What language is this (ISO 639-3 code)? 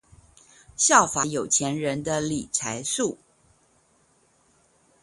zho